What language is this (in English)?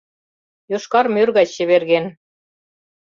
Mari